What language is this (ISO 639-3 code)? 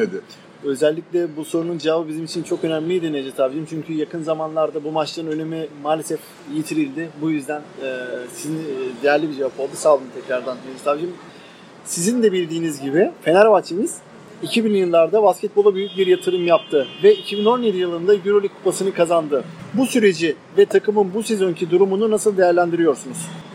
tur